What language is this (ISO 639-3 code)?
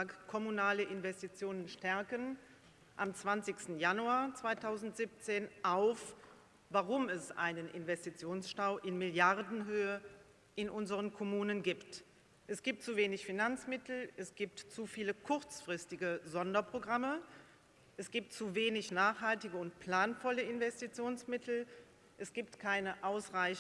deu